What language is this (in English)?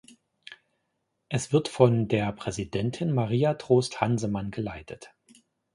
German